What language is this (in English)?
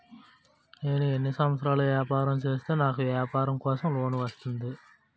Telugu